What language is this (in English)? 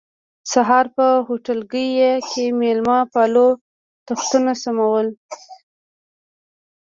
Pashto